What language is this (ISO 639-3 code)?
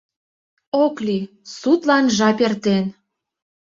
chm